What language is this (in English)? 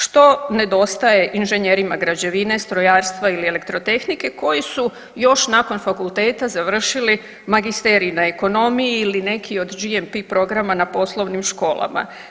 Croatian